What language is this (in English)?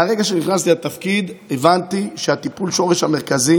Hebrew